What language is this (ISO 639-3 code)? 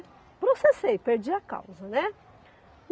por